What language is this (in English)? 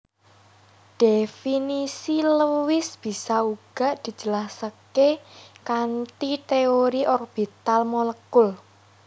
Javanese